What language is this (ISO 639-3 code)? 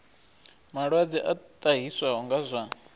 ven